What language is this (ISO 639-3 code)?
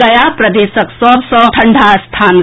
mai